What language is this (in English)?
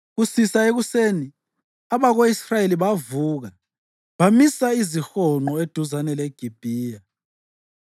North Ndebele